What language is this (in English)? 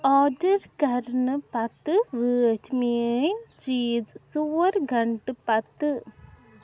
Kashmiri